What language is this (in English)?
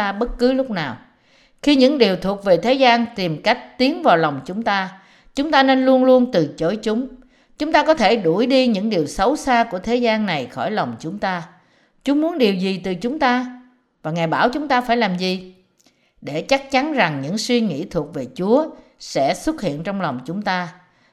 Vietnamese